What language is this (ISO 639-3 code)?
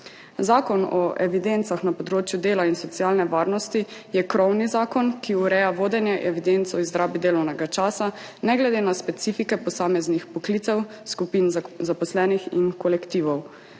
slv